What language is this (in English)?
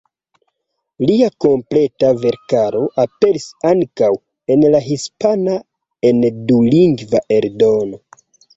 Esperanto